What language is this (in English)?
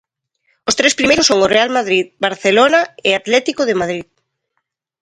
Galician